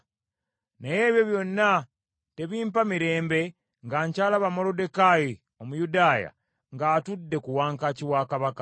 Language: Ganda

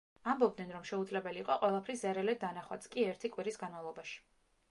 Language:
Georgian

